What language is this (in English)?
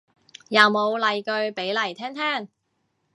Cantonese